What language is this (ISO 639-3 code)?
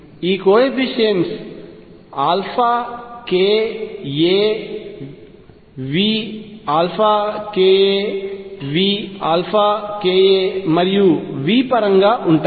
tel